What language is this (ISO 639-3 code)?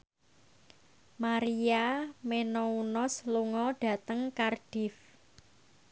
jav